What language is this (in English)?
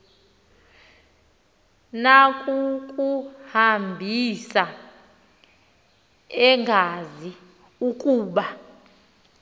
Xhosa